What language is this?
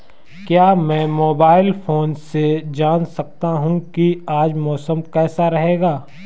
Hindi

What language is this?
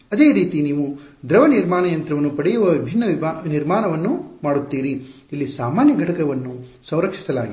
Kannada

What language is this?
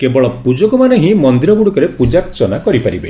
Odia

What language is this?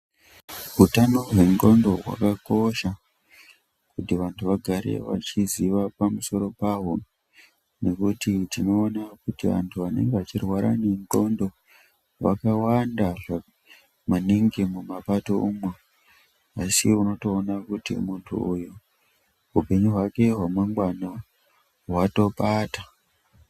Ndau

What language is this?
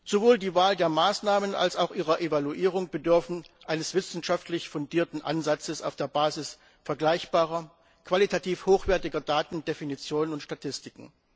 German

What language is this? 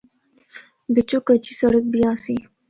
Northern Hindko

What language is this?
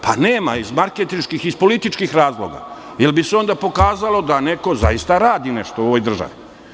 Serbian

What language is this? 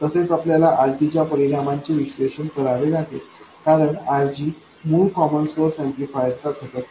Marathi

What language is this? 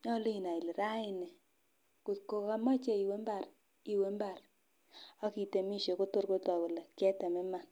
Kalenjin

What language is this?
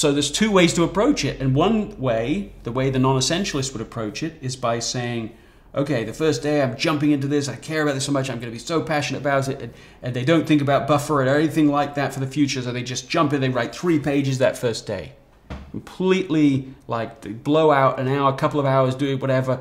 English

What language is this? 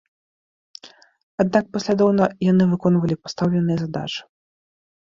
Belarusian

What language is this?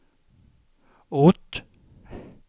Swedish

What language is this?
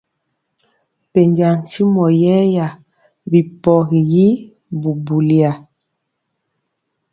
Mpiemo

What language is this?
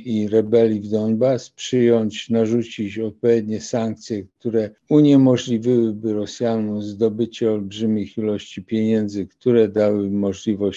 Polish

